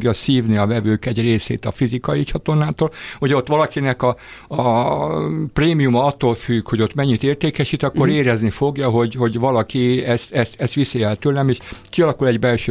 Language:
Hungarian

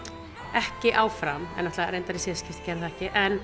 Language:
Icelandic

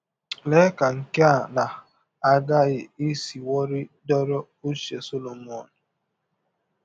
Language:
Igbo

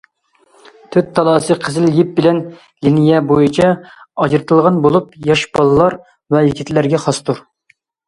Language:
Uyghur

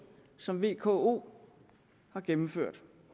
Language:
Danish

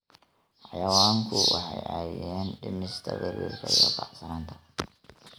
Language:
Somali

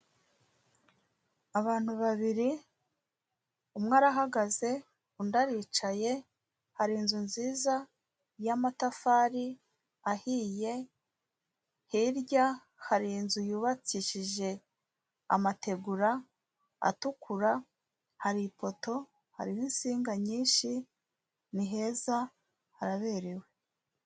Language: Kinyarwanda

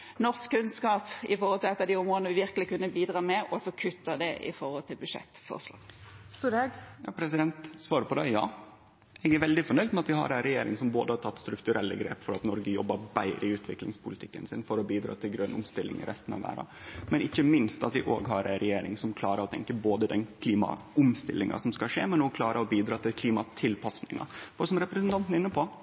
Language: Norwegian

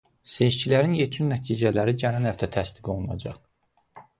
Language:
Azerbaijani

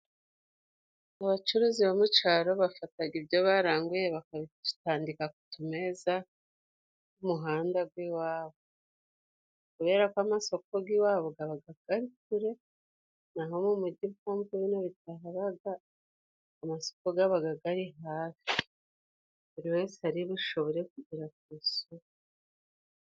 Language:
Kinyarwanda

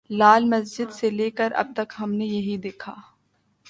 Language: Urdu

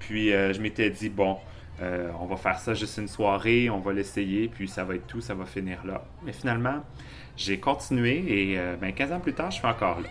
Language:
French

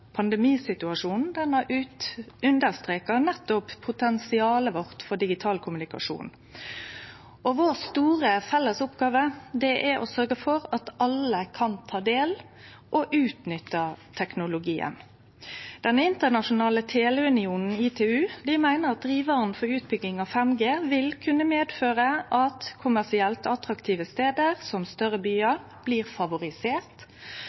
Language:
Norwegian Nynorsk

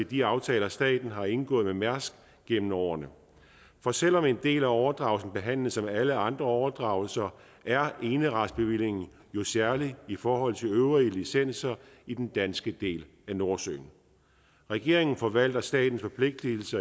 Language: Danish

